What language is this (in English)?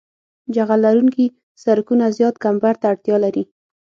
Pashto